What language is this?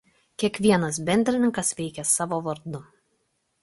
Lithuanian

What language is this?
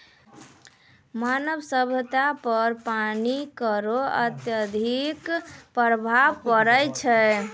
Maithili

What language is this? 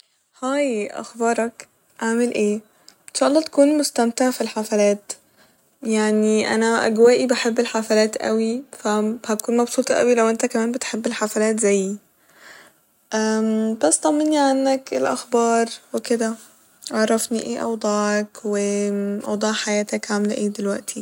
Egyptian Arabic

